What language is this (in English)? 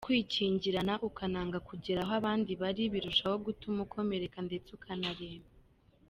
Kinyarwanda